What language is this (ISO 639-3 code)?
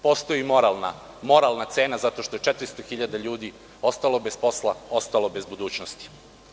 srp